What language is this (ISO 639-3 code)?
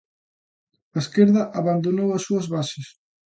glg